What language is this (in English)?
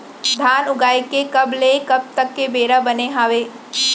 Chhattisgarhi